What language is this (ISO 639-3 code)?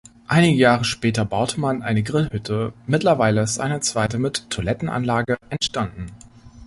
deu